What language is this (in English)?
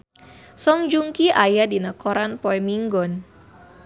Sundanese